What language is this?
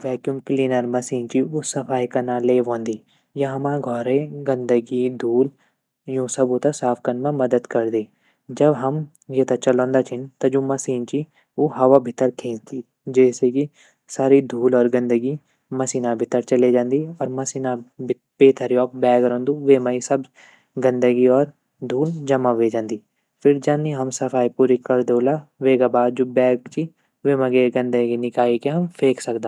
Garhwali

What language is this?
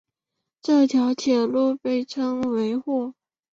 Chinese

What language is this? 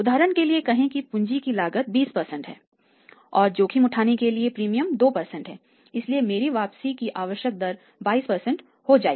Hindi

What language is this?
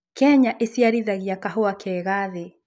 Kikuyu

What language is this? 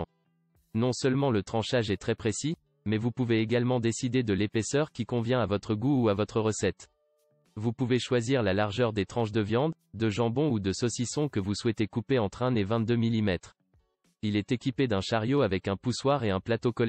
French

